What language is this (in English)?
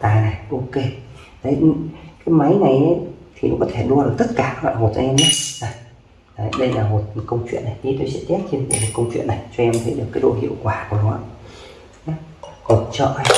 Vietnamese